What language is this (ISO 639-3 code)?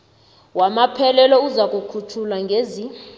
nbl